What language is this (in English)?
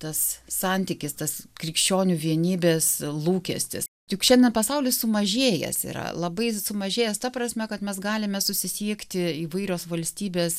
Lithuanian